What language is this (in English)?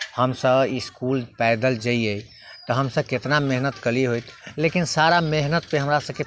Maithili